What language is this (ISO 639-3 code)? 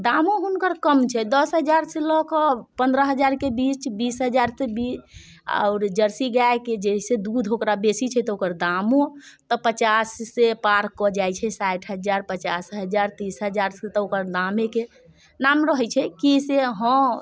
mai